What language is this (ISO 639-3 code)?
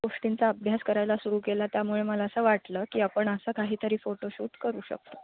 mar